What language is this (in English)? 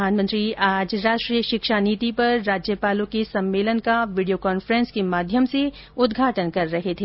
Hindi